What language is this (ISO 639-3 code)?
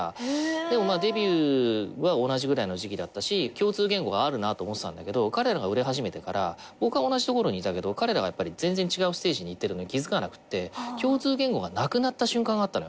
jpn